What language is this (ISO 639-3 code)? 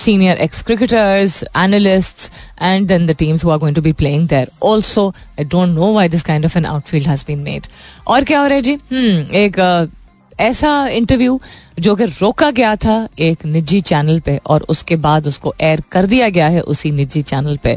hin